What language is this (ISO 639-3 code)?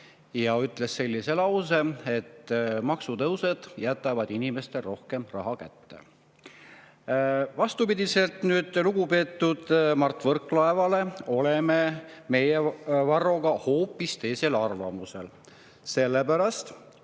est